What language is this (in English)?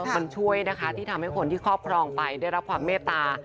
Thai